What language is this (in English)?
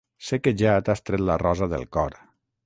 Catalan